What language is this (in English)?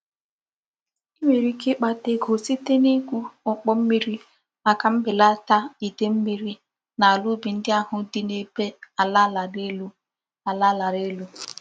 Igbo